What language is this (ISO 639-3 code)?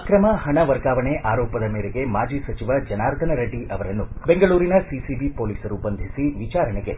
kan